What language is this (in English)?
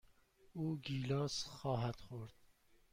Persian